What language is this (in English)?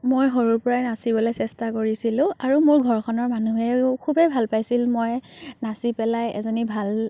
Assamese